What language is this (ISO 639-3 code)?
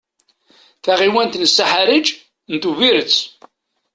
kab